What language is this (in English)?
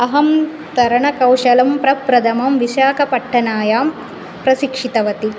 Sanskrit